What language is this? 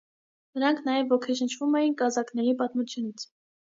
Armenian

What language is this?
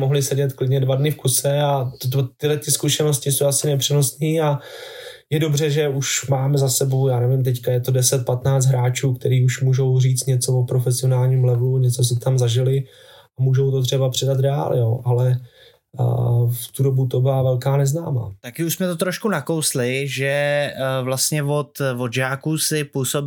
Czech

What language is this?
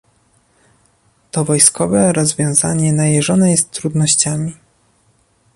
Polish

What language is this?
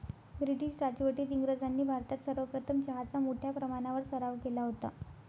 Marathi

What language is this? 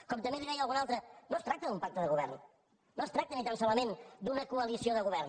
Catalan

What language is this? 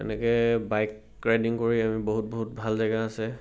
Assamese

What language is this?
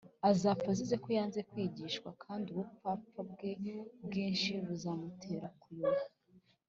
Kinyarwanda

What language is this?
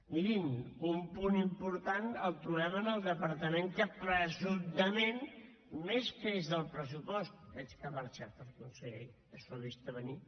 Catalan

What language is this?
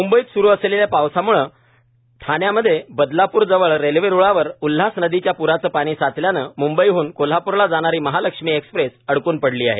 Marathi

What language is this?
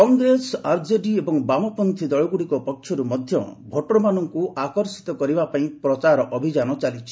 Odia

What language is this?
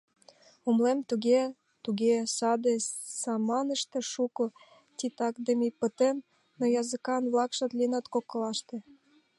Mari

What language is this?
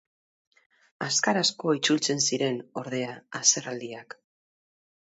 Basque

